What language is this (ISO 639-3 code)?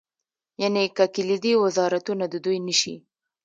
pus